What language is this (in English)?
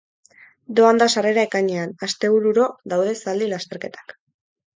Basque